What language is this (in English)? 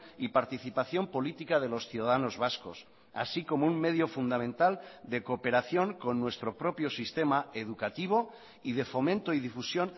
Spanish